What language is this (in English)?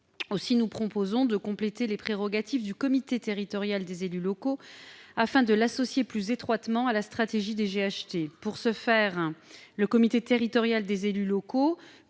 French